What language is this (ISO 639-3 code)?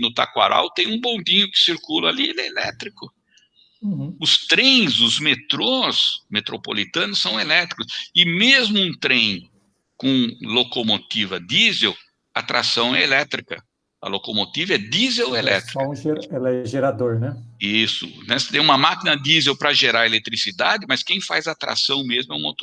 por